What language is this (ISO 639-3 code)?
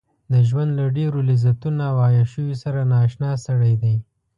pus